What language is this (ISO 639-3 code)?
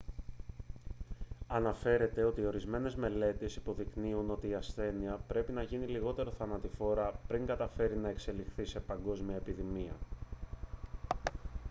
ell